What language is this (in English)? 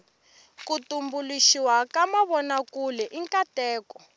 Tsonga